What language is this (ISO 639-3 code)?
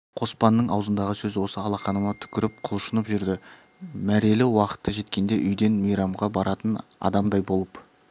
kaz